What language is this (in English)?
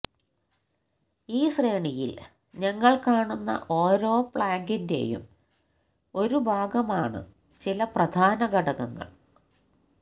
Malayalam